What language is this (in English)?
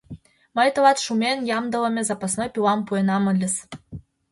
Mari